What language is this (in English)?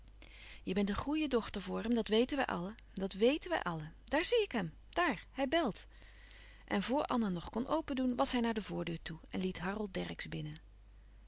Dutch